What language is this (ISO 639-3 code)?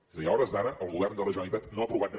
cat